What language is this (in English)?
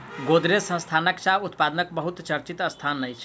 Maithili